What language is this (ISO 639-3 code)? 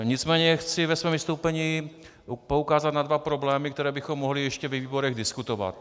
ces